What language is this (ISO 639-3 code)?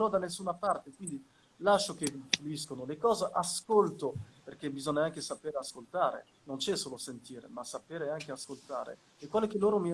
ita